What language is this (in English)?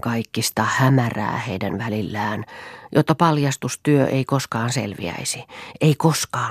Finnish